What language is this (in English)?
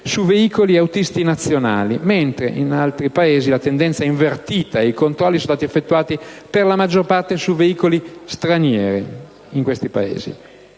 Italian